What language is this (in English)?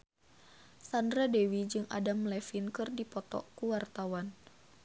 Sundanese